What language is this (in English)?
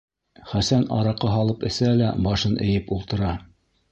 Bashkir